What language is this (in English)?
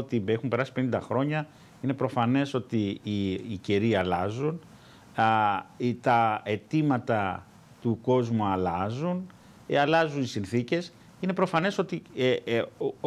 Greek